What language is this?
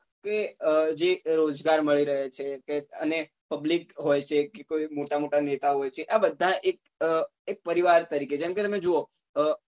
Gujarati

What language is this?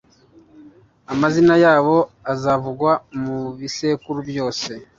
Kinyarwanda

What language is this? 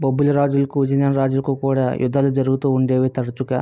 Telugu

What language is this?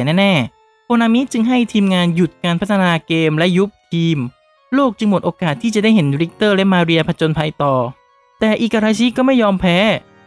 Thai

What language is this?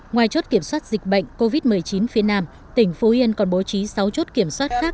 Vietnamese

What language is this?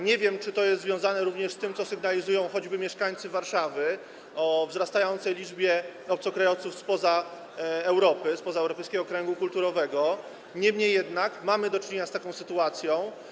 Polish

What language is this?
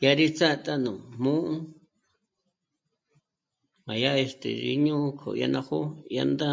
Michoacán Mazahua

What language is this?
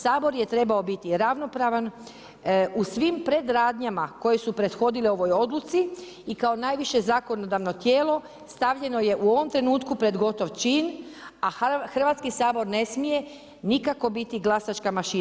Croatian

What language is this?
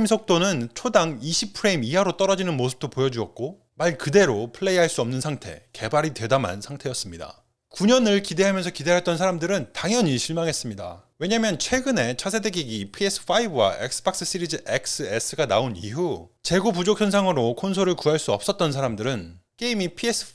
Korean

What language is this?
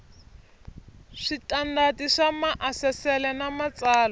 Tsonga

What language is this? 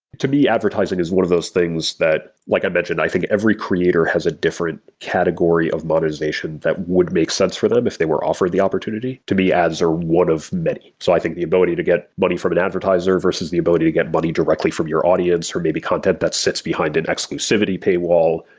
English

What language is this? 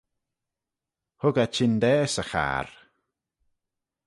Manx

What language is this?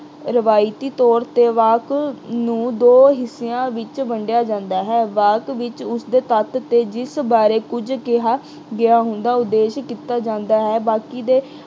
Punjabi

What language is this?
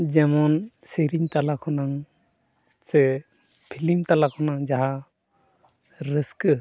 Santali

